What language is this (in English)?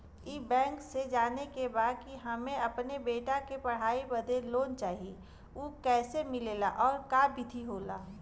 Bhojpuri